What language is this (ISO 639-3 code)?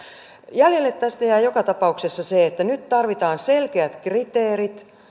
fin